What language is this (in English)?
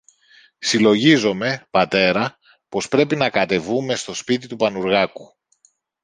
Greek